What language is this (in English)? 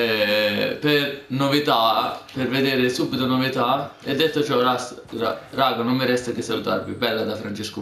Italian